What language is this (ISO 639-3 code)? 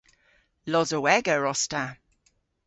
cor